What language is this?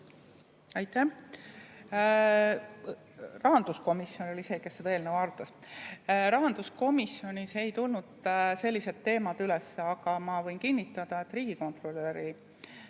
Estonian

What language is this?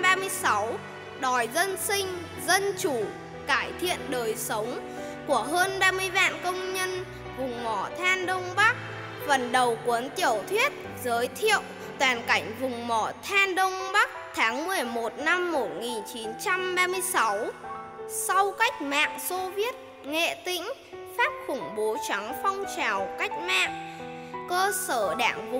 Vietnamese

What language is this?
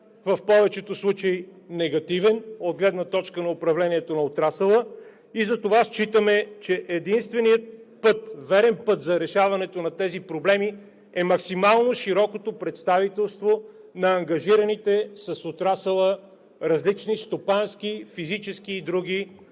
Bulgarian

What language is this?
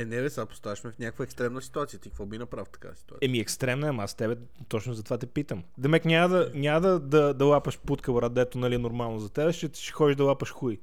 Bulgarian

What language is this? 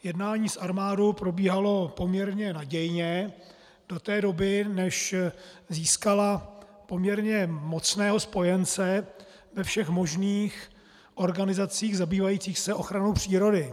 Czech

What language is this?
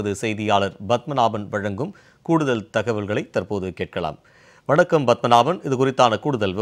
Tamil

